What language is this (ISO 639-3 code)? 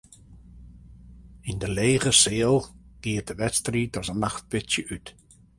fry